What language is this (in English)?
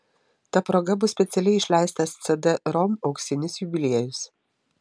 Lithuanian